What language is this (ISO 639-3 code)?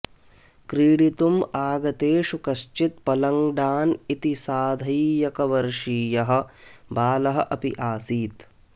san